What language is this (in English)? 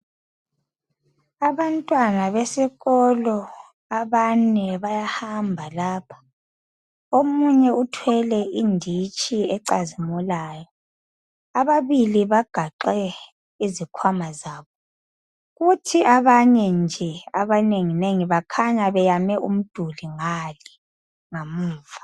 North Ndebele